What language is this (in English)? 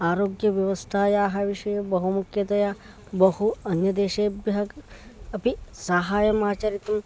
Sanskrit